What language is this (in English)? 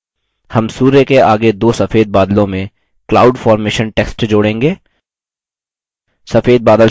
Hindi